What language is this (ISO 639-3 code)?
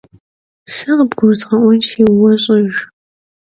kbd